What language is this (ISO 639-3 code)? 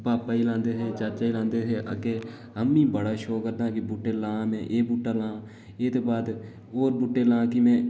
doi